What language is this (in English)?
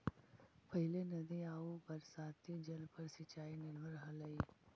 Magahi